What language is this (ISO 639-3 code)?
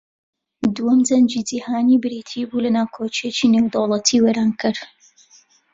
ckb